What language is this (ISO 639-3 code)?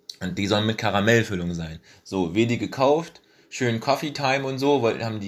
deu